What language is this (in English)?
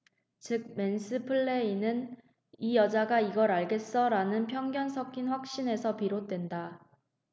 Korean